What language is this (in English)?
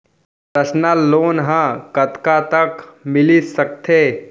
Chhattisgarhi